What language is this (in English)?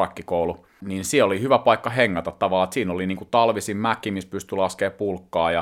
Finnish